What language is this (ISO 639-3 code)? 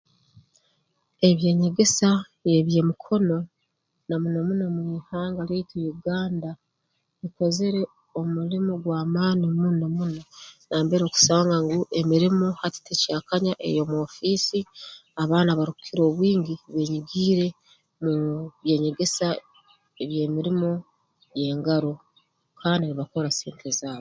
ttj